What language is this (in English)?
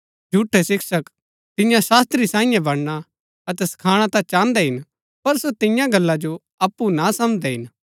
Gaddi